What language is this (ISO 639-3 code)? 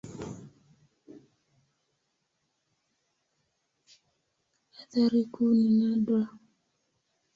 swa